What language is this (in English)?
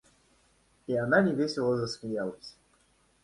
Russian